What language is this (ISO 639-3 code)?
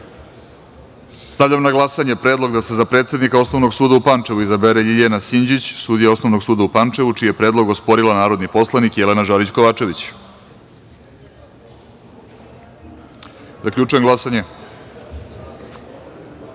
srp